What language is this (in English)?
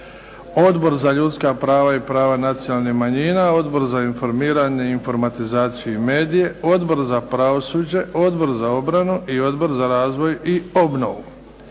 Croatian